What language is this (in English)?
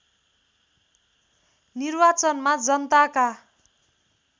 Nepali